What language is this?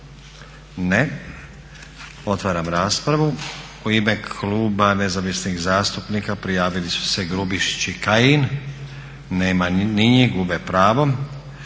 Croatian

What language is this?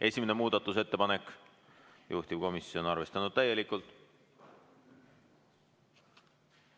Estonian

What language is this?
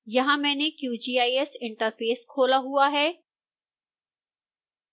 Hindi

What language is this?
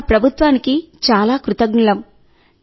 Telugu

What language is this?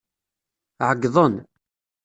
Kabyle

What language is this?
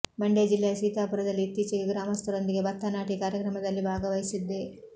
Kannada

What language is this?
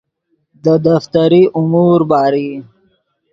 Yidgha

